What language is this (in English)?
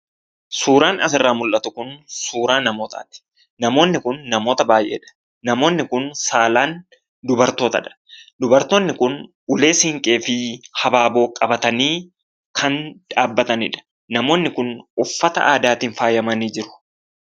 Oromo